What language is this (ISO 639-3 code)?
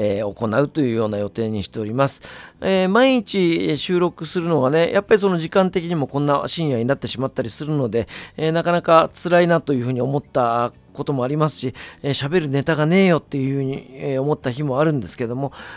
jpn